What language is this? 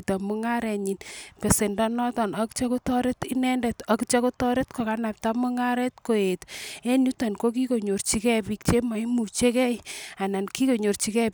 Kalenjin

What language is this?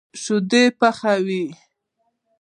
Pashto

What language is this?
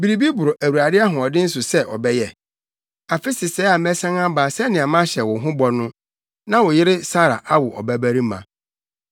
Akan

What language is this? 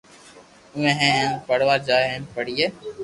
Loarki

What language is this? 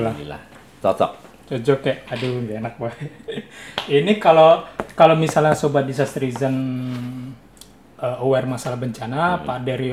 Indonesian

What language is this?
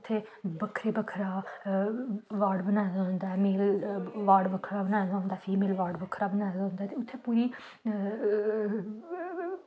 Dogri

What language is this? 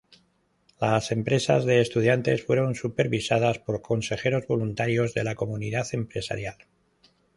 Spanish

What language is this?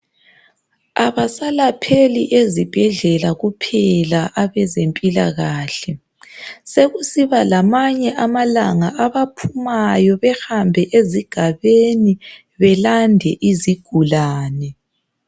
North Ndebele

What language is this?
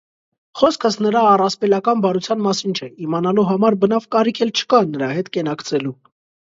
Armenian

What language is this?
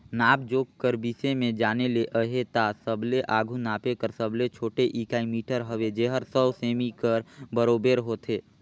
Chhattisgarhi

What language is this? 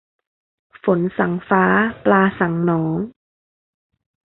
Thai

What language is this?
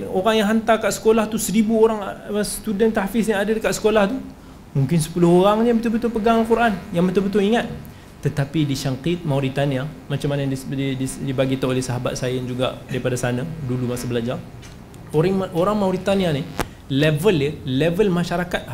Malay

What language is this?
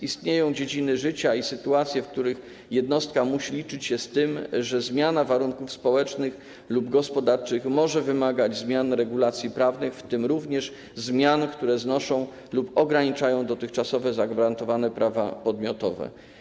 Polish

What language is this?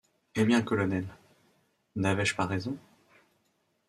French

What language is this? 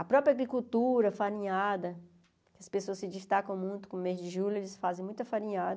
Portuguese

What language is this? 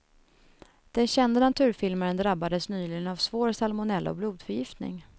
Swedish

